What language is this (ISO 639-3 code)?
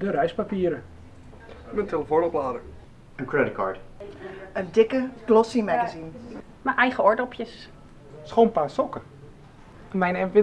nld